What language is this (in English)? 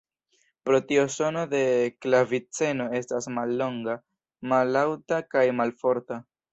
Esperanto